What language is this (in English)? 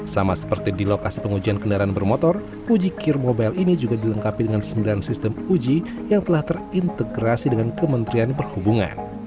Indonesian